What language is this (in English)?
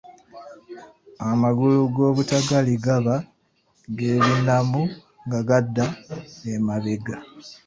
Ganda